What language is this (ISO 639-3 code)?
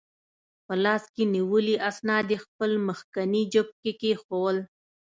pus